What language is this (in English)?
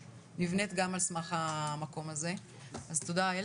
Hebrew